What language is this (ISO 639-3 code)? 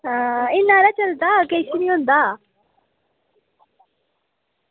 doi